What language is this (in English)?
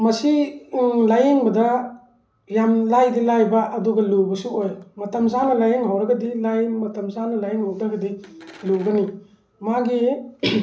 Manipuri